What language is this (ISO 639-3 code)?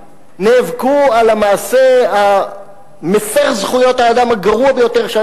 heb